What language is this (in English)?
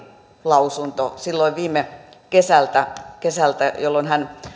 Finnish